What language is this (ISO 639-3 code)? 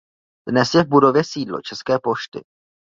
ces